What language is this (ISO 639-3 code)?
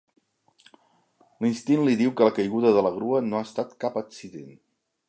cat